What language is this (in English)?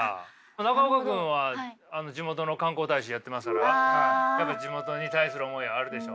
Japanese